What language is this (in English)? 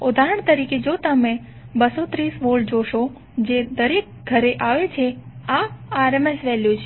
Gujarati